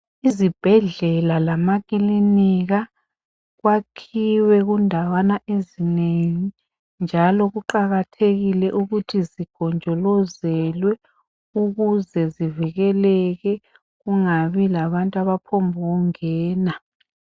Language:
North Ndebele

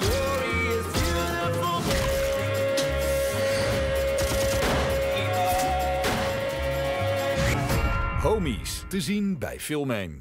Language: Dutch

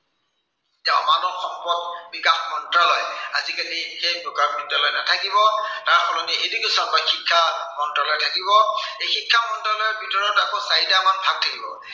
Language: Assamese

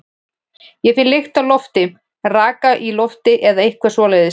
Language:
Icelandic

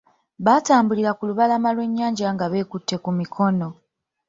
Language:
Ganda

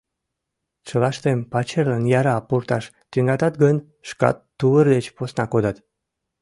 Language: Mari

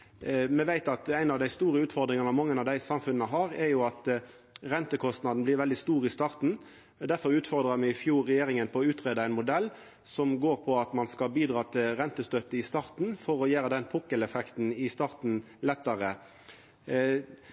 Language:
Norwegian Nynorsk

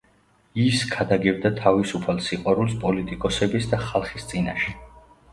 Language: Georgian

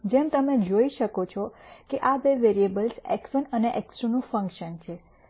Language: Gujarati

